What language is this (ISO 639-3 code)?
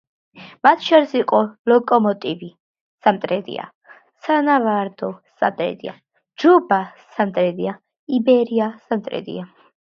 kat